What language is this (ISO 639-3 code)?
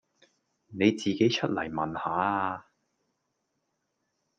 yue